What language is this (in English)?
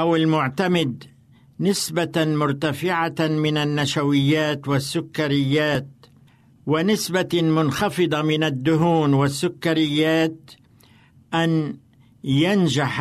Arabic